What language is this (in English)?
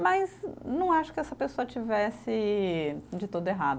Portuguese